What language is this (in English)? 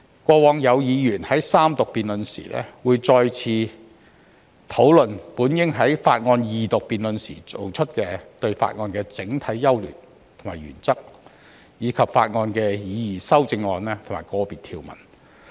Cantonese